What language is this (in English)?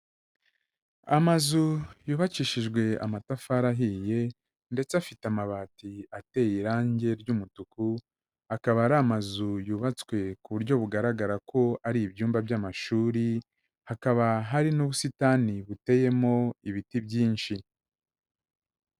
Kinyarwanda